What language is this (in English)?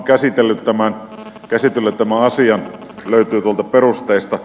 Finnish